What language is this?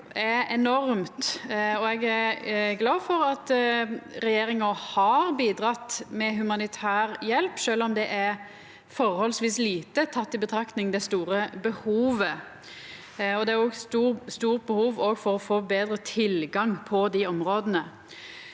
Norwegian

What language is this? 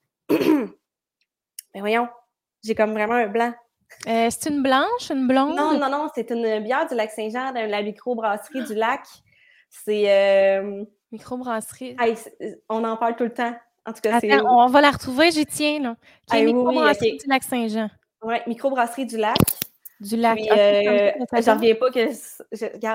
French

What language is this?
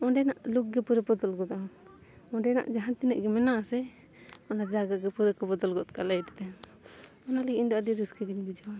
Santali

